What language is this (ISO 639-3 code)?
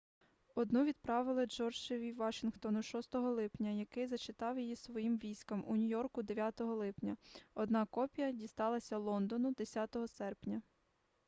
ukr